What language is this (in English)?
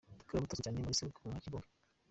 Kinyarwanda